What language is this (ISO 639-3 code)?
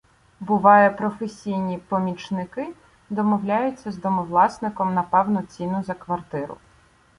ukr